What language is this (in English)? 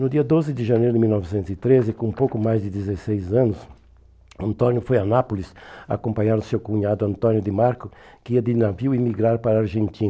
Portuguese